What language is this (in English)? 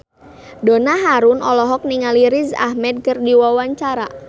Sundanese